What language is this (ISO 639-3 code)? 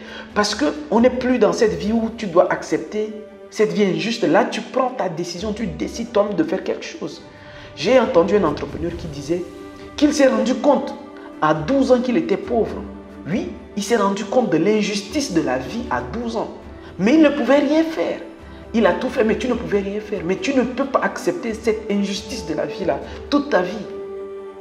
fra